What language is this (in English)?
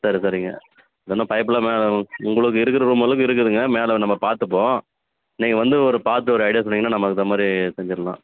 Tamil